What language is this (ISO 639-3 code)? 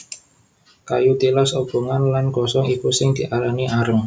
jav